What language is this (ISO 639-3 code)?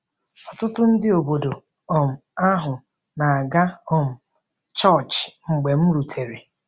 ibo